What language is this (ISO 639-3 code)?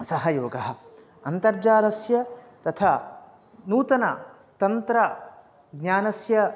san